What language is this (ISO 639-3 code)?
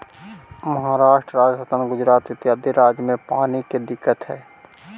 mag